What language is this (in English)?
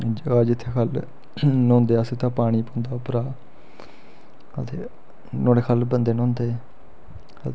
Dogri